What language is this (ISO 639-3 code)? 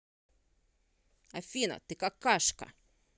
rus